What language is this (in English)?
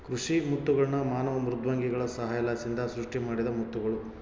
Kannada